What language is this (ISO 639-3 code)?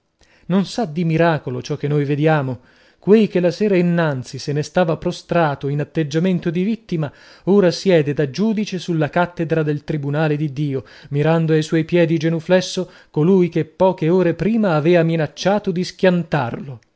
ita